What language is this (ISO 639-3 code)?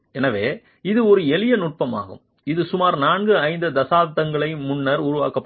tam